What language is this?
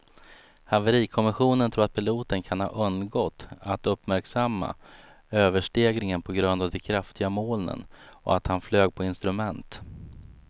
Swedish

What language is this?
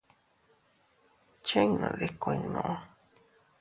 Teutila Cuicatec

